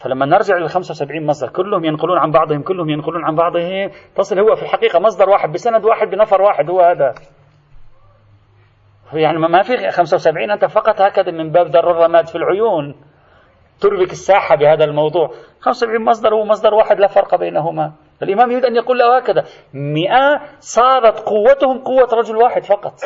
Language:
Arabic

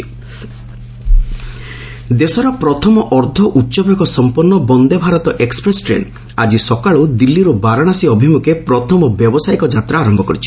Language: Odia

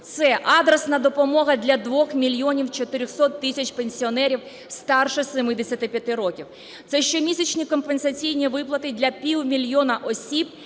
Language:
Ukrainian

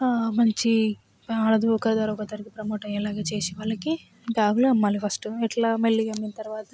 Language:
Telugu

